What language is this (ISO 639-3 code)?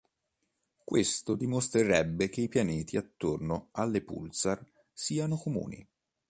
ita